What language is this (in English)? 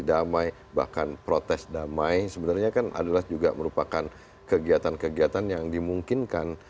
Indonesian